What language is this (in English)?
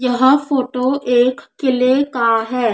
Hindi